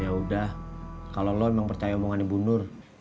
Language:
Indonesian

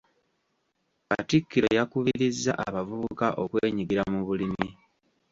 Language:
Ganda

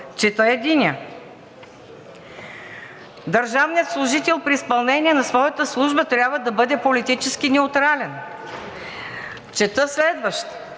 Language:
Bulgarian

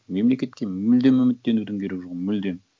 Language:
Kazakh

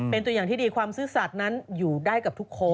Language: Thai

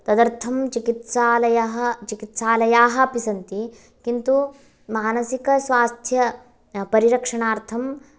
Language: Sanskrit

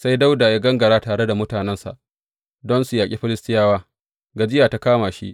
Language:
Hausa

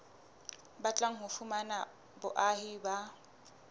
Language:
Southern Sotho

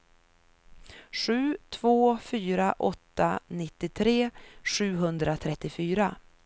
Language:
Swedish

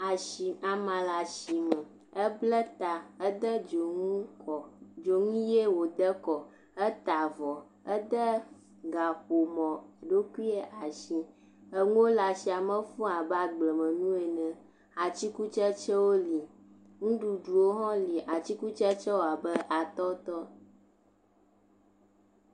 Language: Ewe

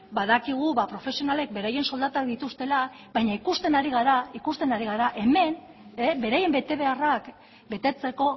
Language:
Basque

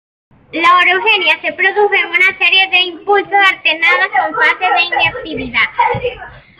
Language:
Spanish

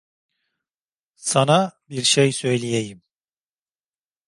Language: Turkish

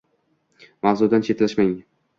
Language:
Uzbek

